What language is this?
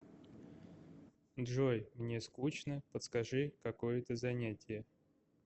Russian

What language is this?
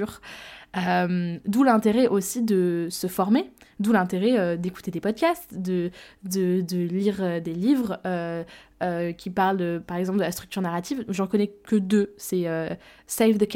French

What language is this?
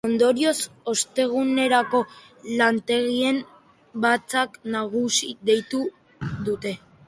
Basque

